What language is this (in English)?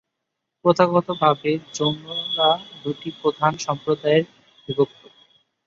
Bangla